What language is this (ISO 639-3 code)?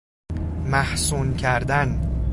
fas